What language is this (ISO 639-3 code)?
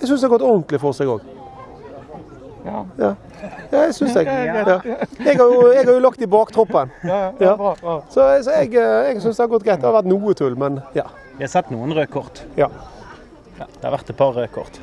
nor